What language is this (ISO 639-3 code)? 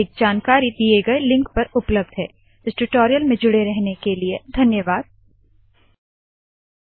hin